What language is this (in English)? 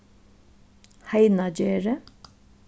Faroese